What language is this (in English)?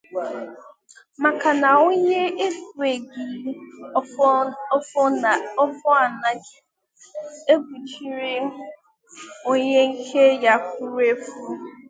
Igbo